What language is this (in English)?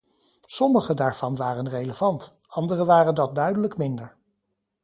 Dutch